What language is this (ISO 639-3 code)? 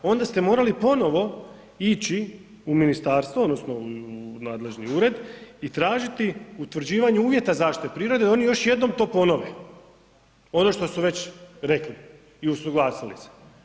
hrv